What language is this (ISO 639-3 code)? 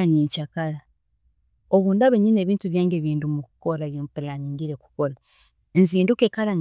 ttj